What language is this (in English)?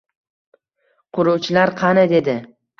Uzbek